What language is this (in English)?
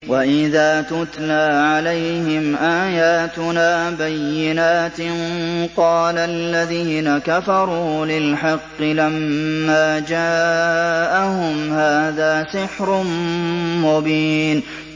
Arabic